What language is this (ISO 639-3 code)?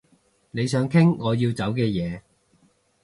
yue